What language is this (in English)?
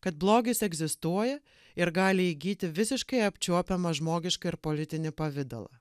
Lithuanian